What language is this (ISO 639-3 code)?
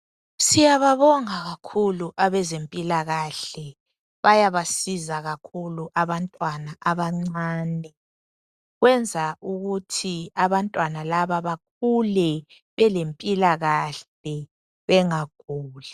nde